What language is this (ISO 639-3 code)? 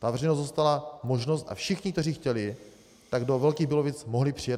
ces